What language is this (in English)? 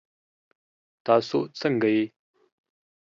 Pashto